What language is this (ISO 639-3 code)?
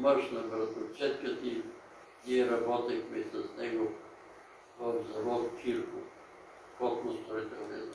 bul